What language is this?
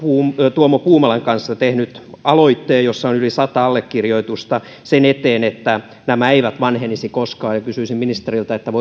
Finnish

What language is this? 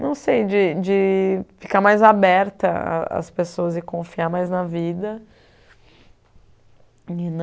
Portuguese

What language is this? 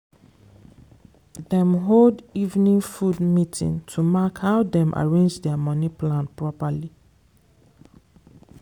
Nigerian Pidgin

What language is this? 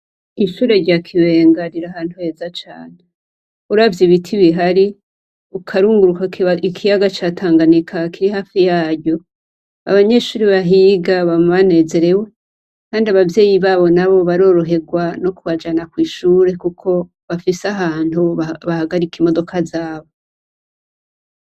Rundi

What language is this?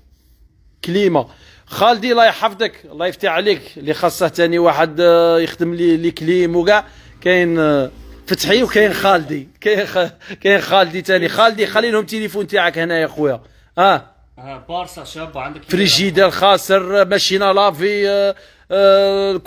Arabic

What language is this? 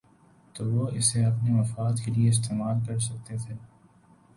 Urdu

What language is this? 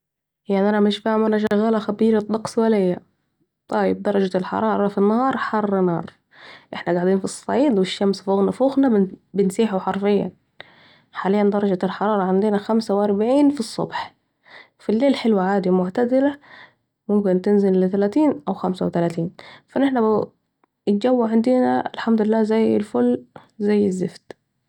Saidi Arabic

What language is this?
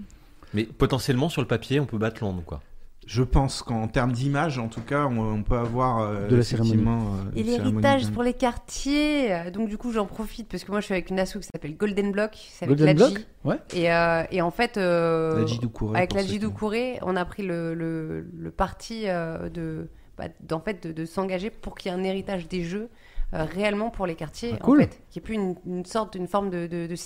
French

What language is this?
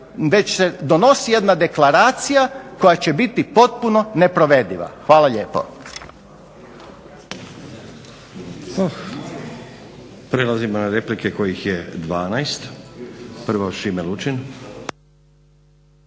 Croatian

